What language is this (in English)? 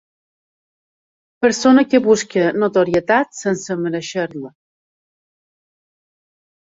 Catalan